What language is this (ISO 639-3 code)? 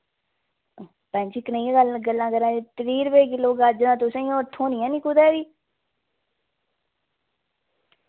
doi